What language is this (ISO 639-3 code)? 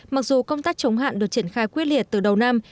vie